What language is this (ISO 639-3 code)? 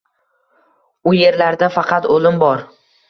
uzb